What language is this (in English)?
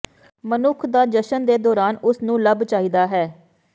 Punjabi